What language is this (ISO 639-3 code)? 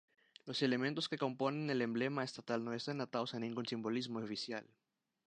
spa